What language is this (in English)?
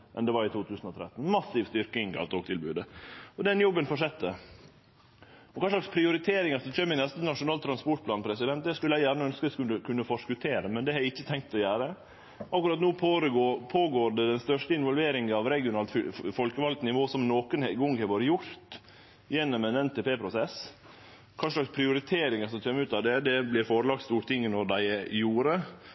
Norwegian Nynorsk